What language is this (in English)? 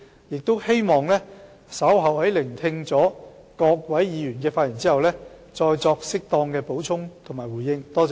Cantonese